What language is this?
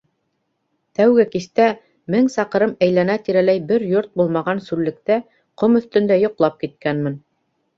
Bashkir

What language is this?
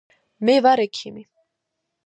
Georgian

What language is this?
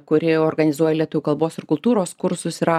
Lithuanian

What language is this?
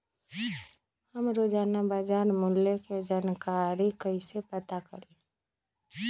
Magahi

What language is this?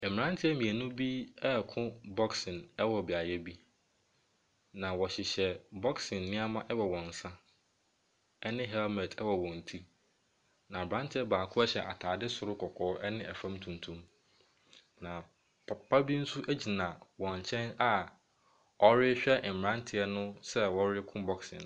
Akan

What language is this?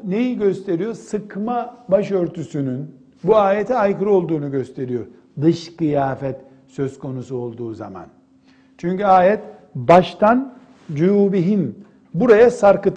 Turkish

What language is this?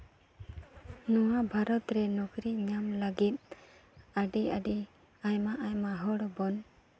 Santali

